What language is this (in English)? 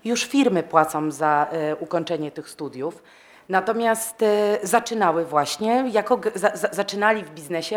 Polish